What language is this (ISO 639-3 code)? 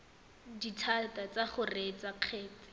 tsn